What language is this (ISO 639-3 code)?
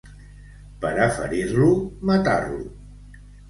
cat